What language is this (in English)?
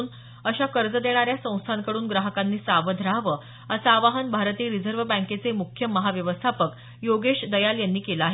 Marathi